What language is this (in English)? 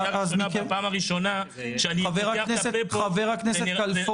Hebrew